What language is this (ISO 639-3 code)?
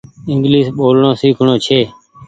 gig